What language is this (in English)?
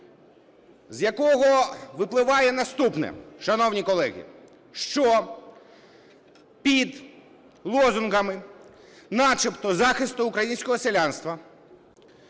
Ukrainian